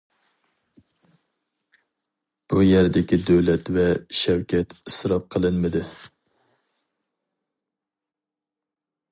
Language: Uyghur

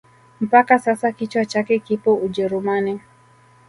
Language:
Swahili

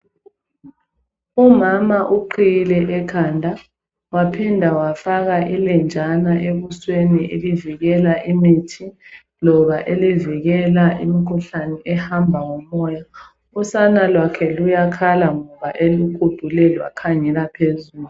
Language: North Ndebele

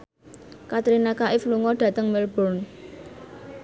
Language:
Javanese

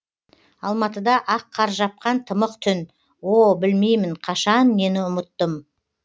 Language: Kazakh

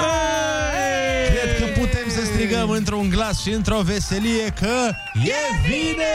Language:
Romanian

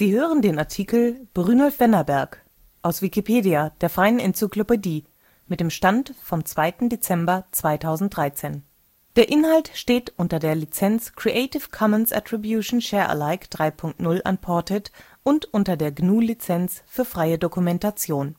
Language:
German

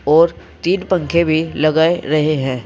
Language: Hindi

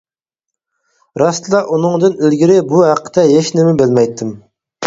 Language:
Uyghur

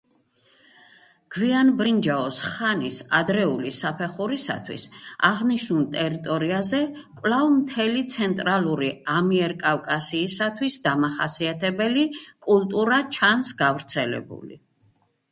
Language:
Georgian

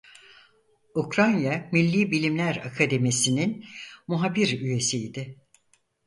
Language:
Turkish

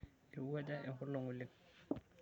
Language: Masai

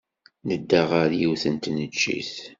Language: Kabyle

